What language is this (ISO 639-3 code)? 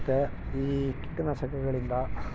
kan